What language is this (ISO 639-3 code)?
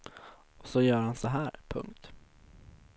swe